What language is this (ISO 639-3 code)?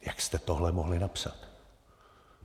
ces